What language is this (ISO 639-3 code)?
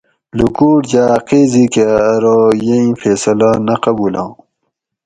gwc